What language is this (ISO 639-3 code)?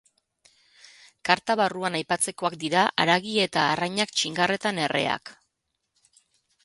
eus